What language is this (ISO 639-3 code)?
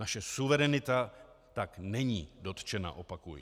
ces